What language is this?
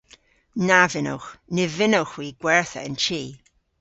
Cornish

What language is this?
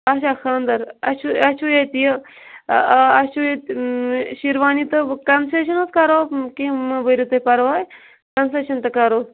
Kashmiri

